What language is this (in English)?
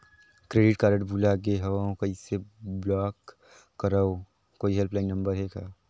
Chhattisgarhi